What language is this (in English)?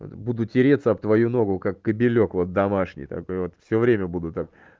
Russian